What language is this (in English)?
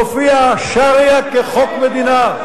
Hebrew